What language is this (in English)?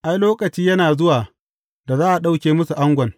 Hausa